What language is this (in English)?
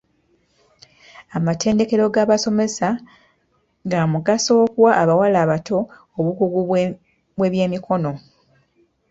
Ganda